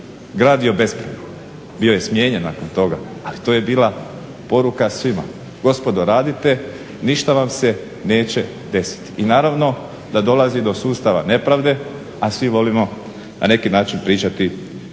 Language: Croatian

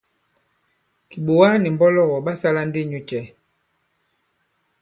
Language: Bankon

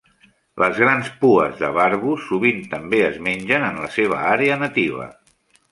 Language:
Catalan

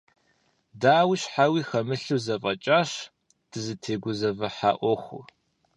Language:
Kabardian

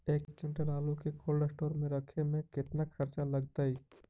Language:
Magahi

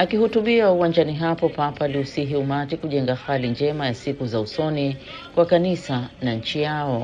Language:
Swahili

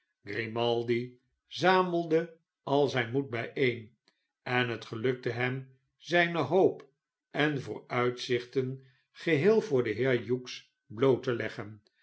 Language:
Dutch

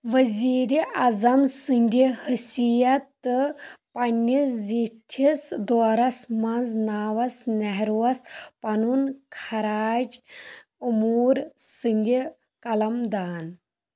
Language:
Kashmiri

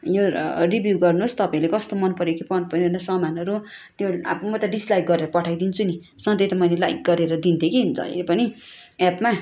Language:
Nepali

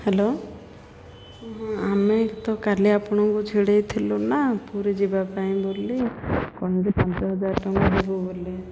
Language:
Odia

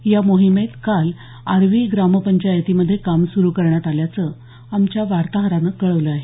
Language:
Marathi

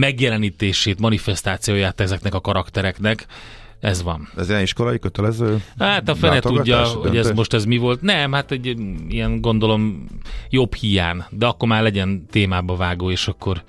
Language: Hungarian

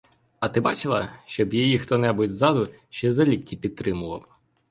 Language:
Ukrainian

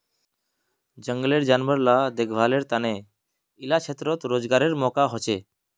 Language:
Magahi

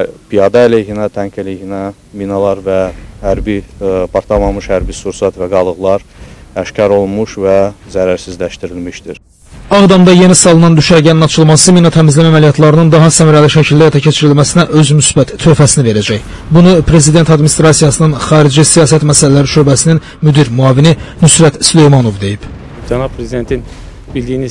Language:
Turkish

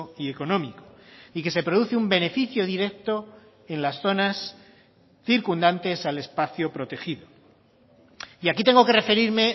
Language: Spanish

